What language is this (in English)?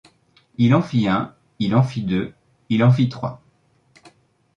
French